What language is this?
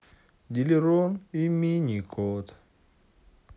Russian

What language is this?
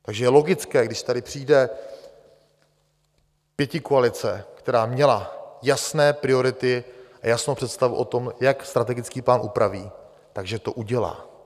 Czech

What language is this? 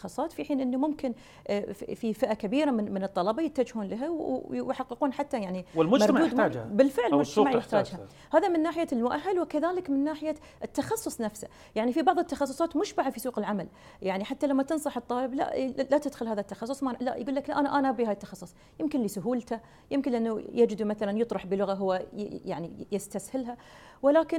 Arabic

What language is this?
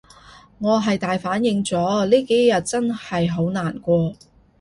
Cantonese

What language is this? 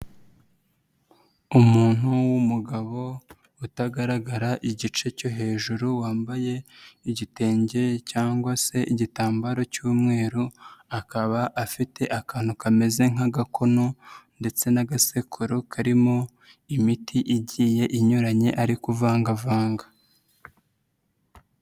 Kinyarwanda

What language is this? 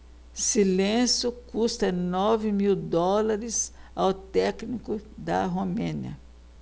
Portuguese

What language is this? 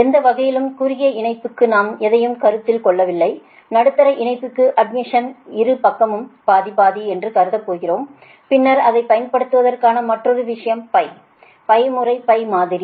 Tamil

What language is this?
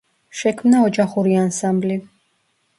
Georgian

